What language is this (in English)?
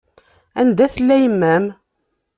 Kabyle